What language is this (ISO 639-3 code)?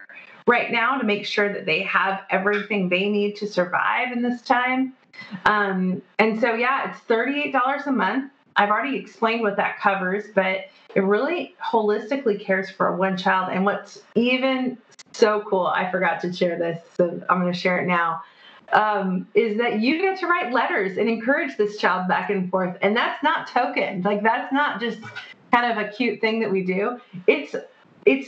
eng